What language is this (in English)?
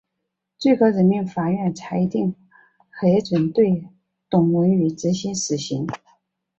Chinese